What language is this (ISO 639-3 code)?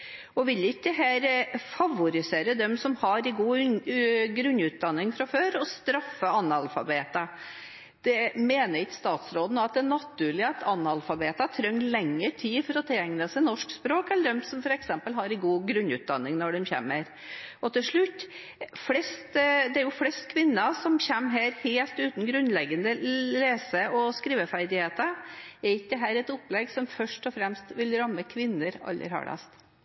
nob